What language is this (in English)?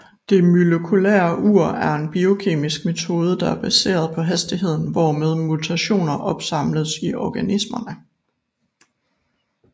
Danish